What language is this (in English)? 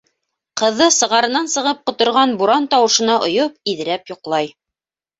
Bashkir